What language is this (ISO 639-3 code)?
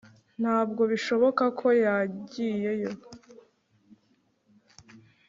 kin